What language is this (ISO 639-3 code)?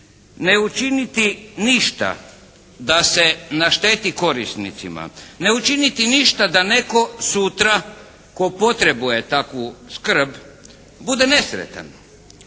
hrv